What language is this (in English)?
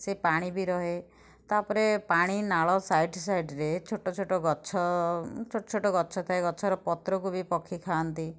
Odia